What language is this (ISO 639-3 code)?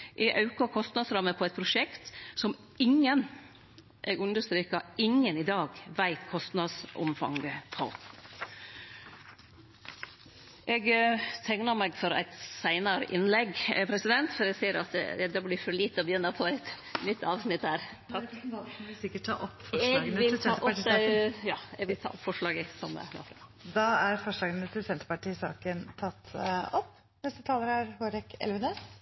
nno